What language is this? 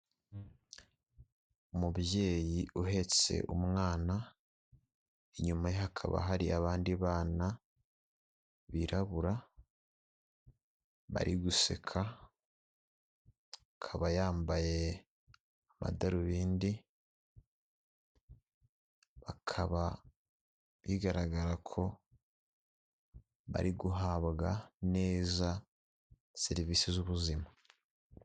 Kinyarwanda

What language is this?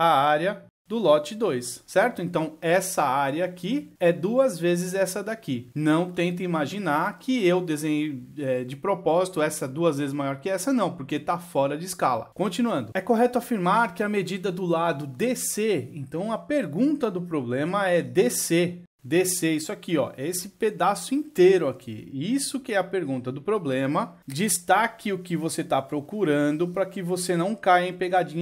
Portuguese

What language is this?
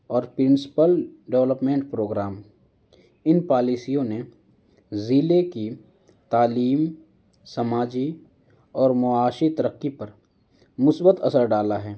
Urdu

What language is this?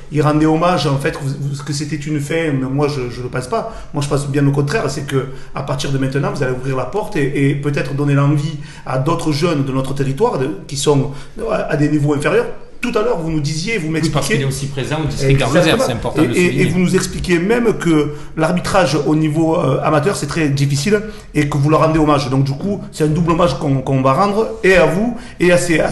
French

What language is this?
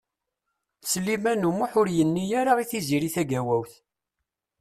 Kabyle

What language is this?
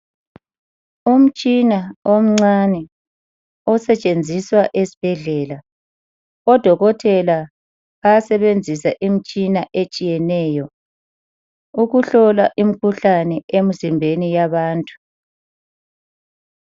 North Ndebele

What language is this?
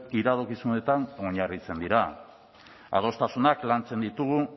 Basque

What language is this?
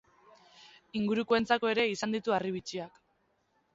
Basque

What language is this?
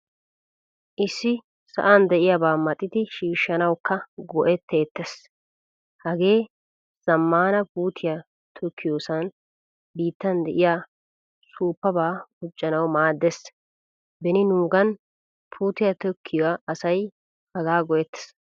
Wolaytta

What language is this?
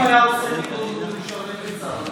Hebrew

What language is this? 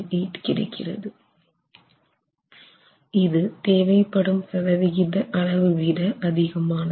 Tamil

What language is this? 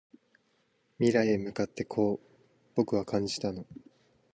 Japanese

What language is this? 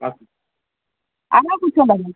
Maithili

